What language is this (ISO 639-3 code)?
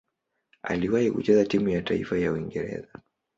swa